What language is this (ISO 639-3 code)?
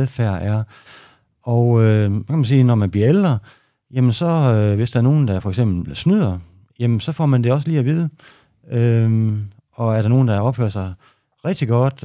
dan